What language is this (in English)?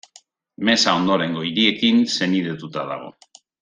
Basque